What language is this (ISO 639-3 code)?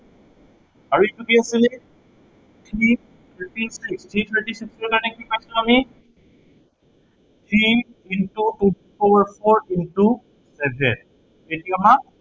asm